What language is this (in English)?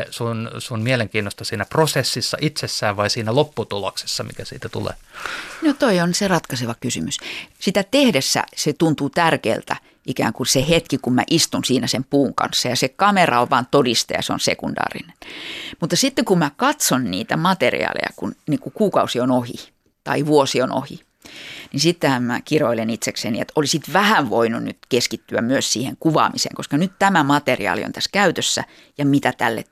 Finnish